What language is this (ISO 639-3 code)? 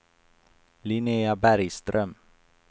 swe